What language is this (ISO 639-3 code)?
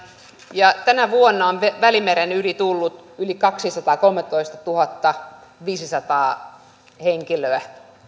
fin